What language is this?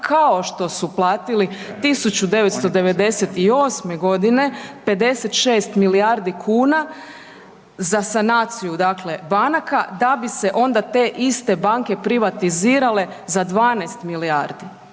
Croatian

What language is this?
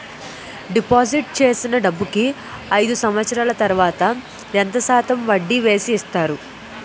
Telugu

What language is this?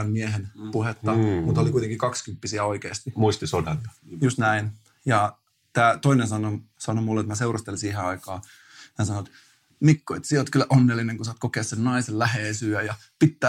Finnish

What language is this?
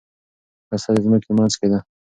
Pashto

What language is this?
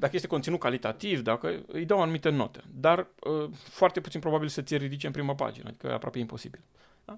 Romanian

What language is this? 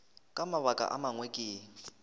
Northern Sotho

